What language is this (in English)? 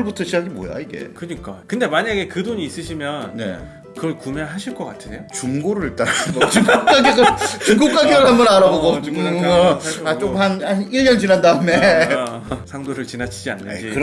Korean